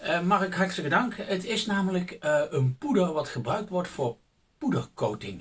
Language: Dutch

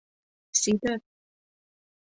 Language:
Mari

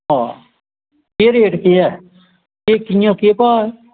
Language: Dogri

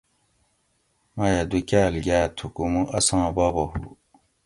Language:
Gawri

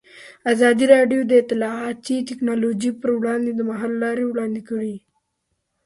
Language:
Pashto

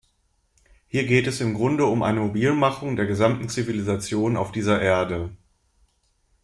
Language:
German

